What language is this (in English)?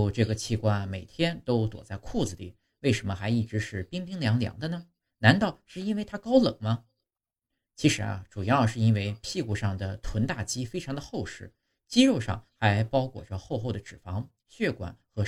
Chinese